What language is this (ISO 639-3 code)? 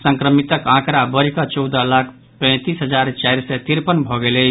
mai